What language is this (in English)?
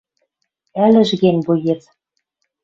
Western Mari